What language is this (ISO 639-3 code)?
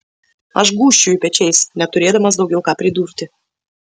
lit